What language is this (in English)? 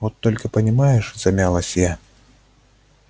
Russian